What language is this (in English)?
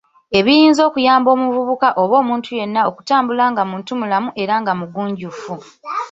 Ganda